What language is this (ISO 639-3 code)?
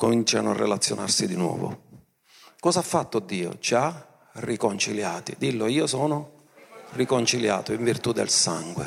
ita